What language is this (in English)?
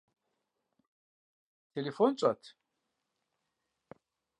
Kabardian